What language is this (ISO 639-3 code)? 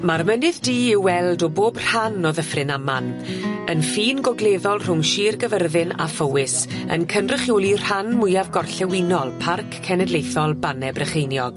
cym